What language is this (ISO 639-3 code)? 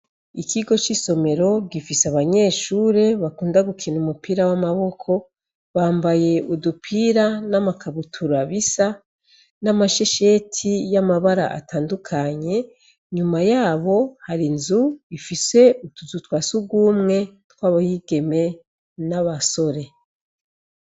run